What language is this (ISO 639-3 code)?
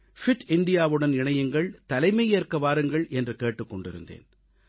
tam